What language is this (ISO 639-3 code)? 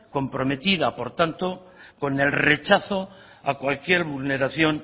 spa